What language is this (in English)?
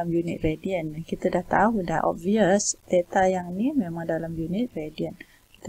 Malay